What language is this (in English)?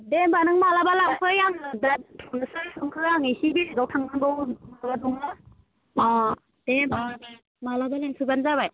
Bodo